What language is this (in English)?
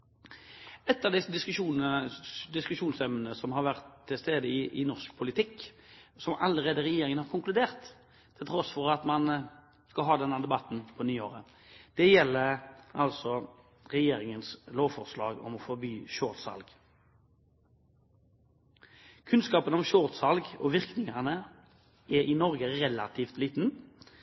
Norwegian Bokmål